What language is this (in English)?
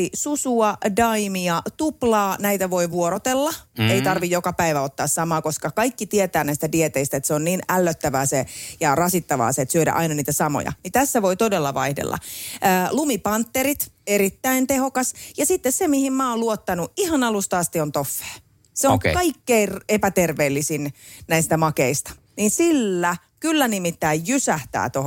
Finnish